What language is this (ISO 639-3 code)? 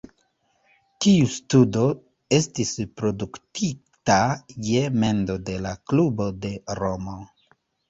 epo